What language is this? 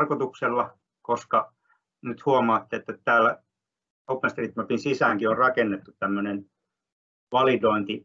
Finnish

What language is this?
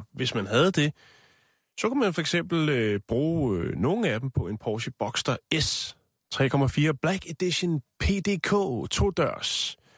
Danish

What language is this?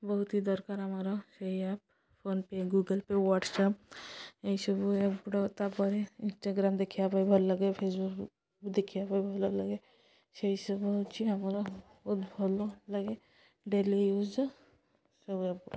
Odia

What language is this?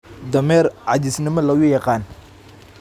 Somali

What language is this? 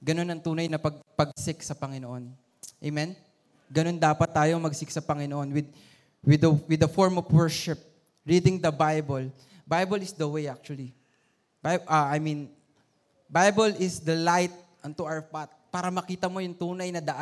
Filipino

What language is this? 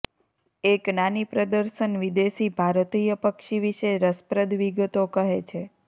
Gujarati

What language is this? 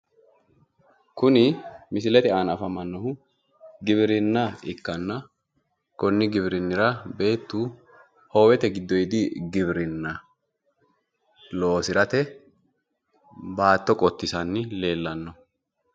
Sidamo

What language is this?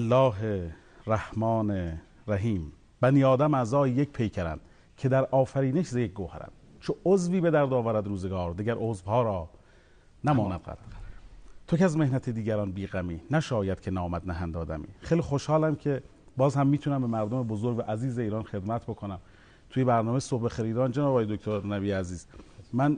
Persian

